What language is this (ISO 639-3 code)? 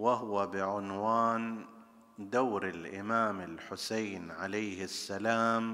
ara